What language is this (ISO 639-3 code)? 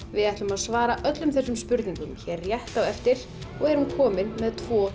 isl